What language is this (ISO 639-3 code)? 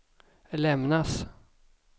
swe